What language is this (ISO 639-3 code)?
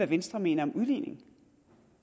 dan